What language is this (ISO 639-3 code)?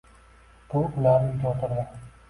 uzb